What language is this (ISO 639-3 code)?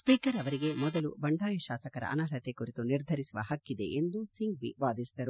kan